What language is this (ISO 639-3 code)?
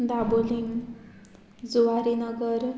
kok